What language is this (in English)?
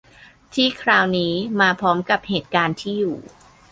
Thai